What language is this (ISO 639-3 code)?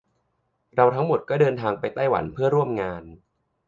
tha